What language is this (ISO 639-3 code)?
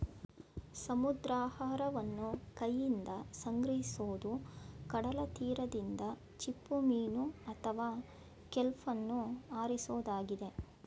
kan